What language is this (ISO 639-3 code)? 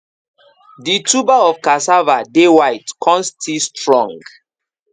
pcm